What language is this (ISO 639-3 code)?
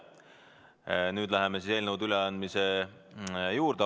est